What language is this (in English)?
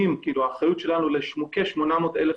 Hebrew